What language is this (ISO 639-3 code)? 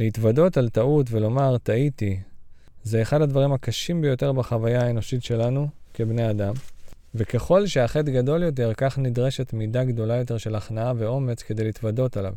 heb